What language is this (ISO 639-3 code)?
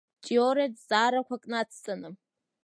abk